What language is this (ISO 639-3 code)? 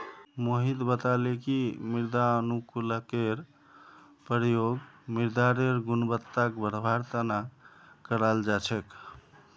mag